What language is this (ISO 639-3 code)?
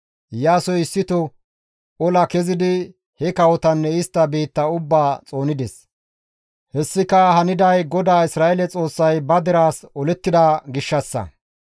gmv